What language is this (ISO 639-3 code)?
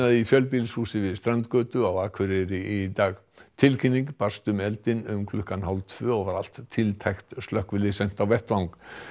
isl